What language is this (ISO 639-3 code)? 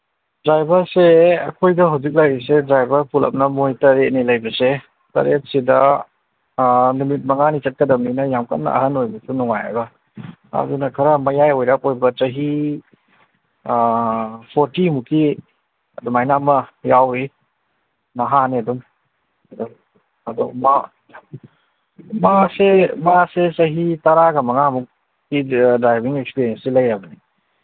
mni